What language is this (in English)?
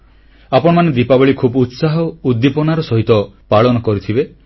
Odia